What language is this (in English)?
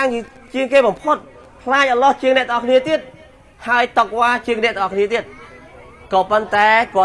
Vietnamese